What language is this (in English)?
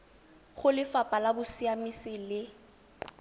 Tswana